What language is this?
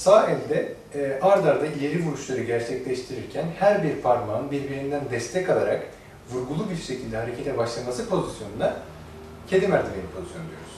Turkish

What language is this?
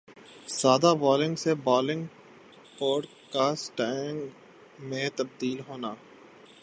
Urdu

